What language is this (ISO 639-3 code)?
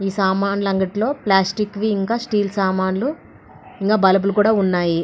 tel